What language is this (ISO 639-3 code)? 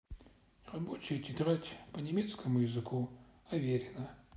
rus